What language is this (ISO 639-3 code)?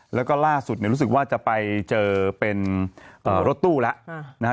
tha